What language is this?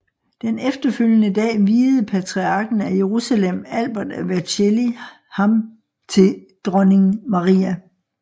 Danish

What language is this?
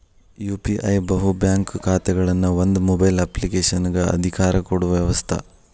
Kannada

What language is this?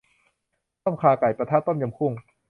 Thai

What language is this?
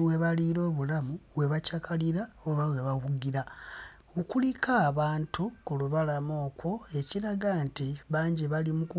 Ganda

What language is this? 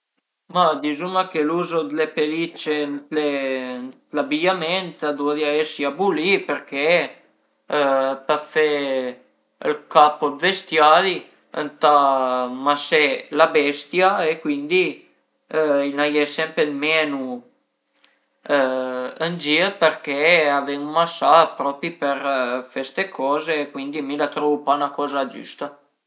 Piedmontese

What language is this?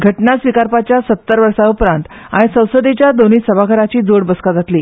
Konkani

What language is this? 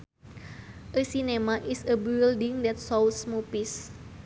Sundanese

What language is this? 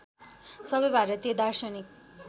Nepali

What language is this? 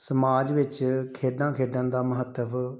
Punjabi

